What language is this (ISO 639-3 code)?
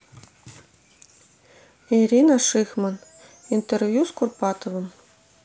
rus